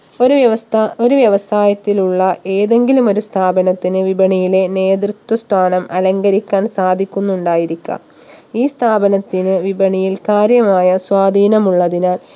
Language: Malayalam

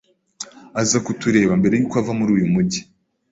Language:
Kinyarwanda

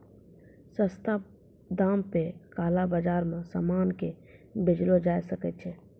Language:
Maithili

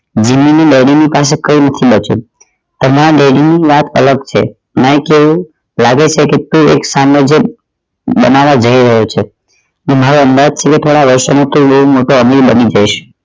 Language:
Gujarati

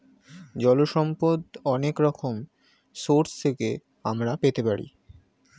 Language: Bangla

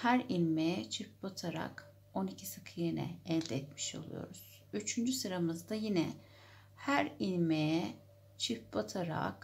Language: Turkish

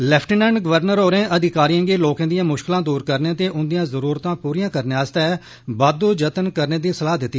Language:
Dogri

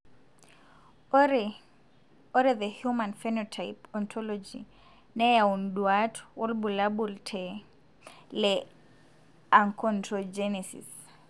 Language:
Masai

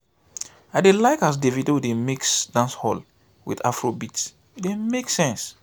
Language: Nigerian Pidgin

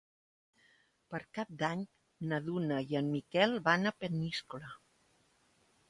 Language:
Catalan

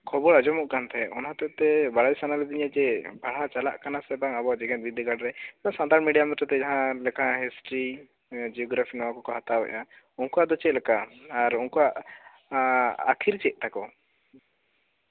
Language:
Santali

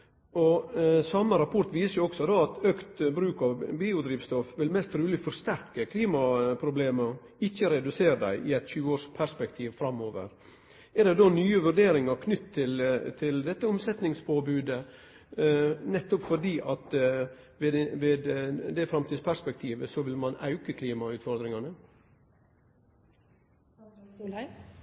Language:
Norwegian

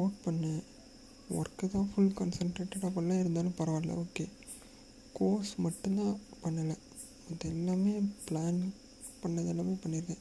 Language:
Tamil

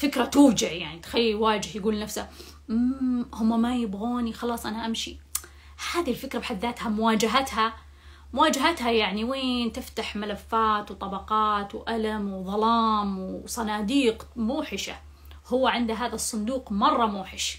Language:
Arabic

